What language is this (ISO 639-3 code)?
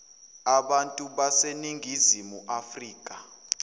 zul